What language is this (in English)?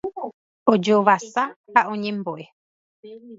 Guarani